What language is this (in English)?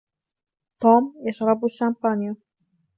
Arabic